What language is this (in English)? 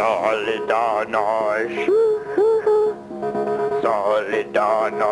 English